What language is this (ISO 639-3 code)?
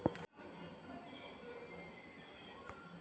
kan